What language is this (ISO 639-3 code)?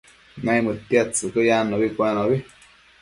mcf